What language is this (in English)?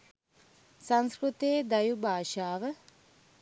Sinhala